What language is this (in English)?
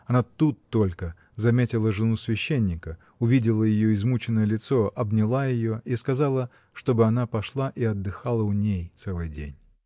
Russian